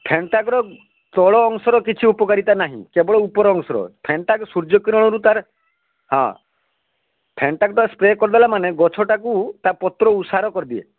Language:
Odia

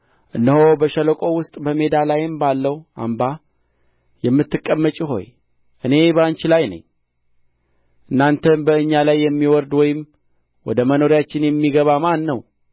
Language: Amharic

